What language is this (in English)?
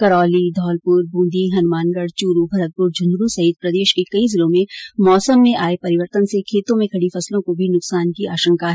Hindi